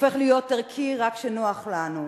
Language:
Hebrew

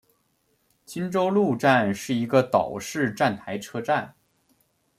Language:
Chinese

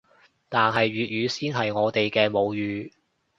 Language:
Cantonese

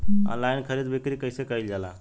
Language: Bhojpuri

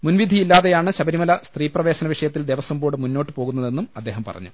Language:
Malayalam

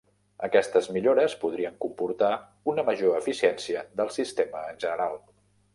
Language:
Catalan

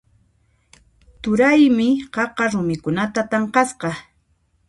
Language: Puno Quechua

